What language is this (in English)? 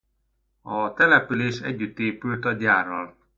Hungarian